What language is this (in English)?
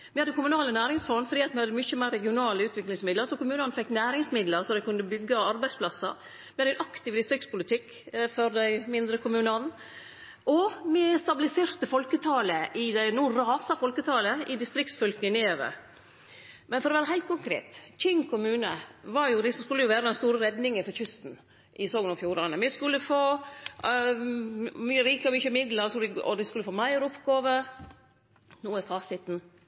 Norwegian Nynorsk